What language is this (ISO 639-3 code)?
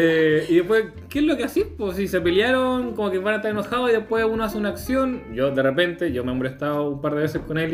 spa